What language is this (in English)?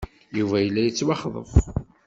Kabyle